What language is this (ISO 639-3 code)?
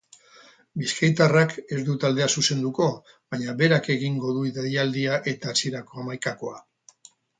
eus